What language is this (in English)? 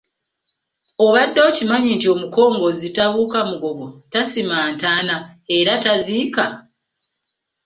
Ganda